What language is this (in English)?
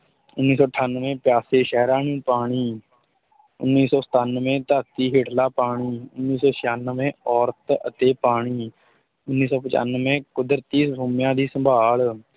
Punjabi